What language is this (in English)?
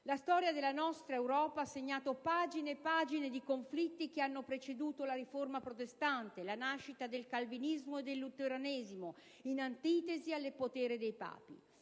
Italian